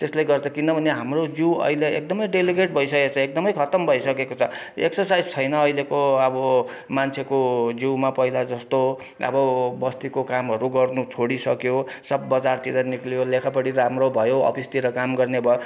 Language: Nepali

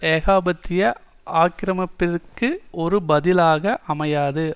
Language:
Tamil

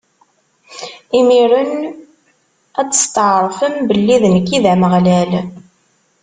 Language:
Kabyle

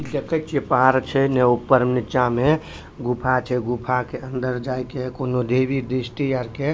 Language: Maithili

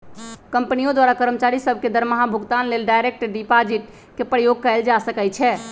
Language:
Magahi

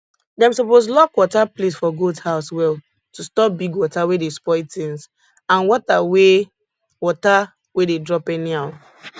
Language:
Nigerian Pidgin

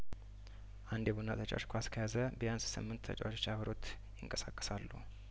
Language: Amharic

